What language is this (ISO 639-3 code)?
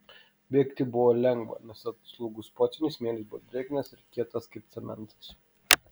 lit